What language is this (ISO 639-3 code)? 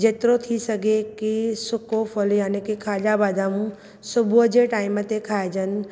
snd